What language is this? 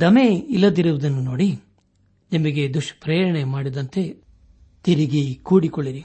Kannada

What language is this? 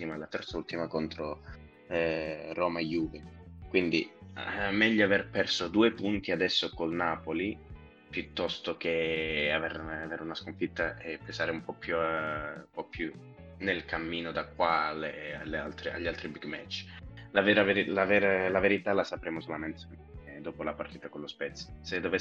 Italian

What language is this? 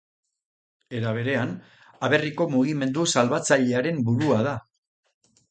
Basque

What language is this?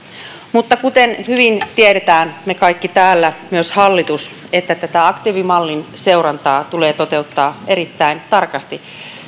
Finnish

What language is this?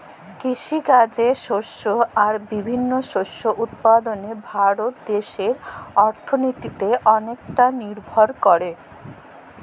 Bangla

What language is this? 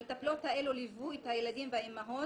Hebrew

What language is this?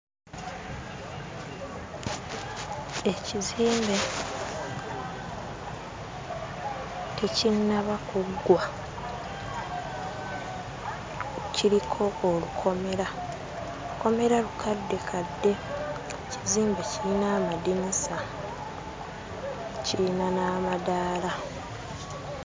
Ganda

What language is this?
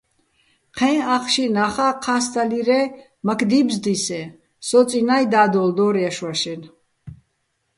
Bats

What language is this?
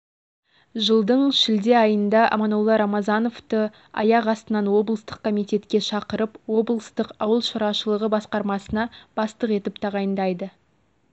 Kazakh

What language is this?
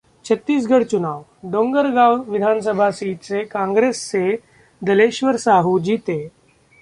Hindi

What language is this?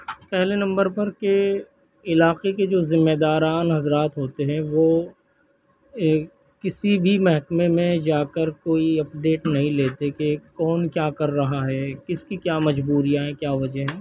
Urdu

